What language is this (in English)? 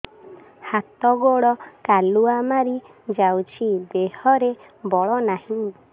Odia